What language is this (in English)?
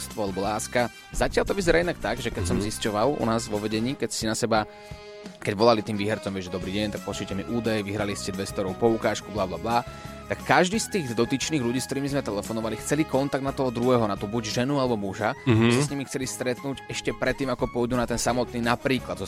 Slovak